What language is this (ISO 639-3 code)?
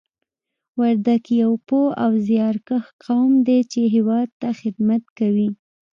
pus